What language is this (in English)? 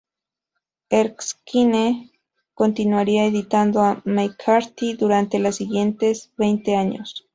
Spanish